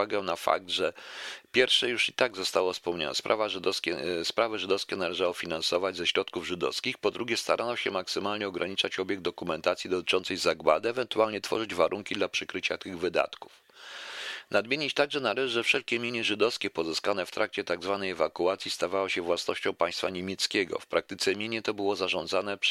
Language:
Polish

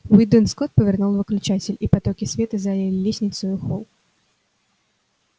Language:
Russian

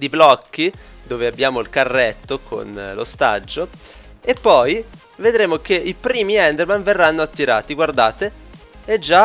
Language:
Italian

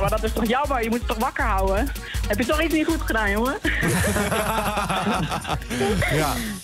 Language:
Dutch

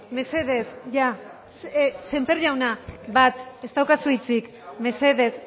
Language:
Basque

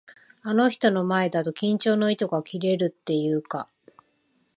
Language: Japanese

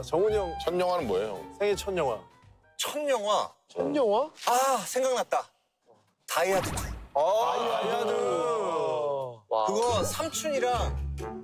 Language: Korean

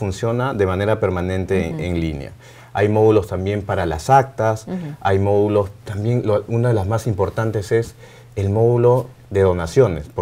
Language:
Spanish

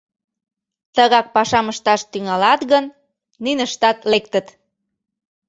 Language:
Mari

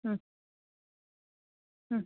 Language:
Kannada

